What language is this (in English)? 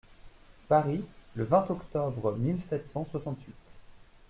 French